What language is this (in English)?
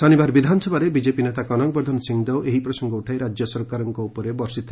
Odia